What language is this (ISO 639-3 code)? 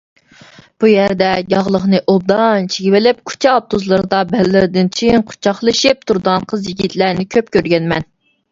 uig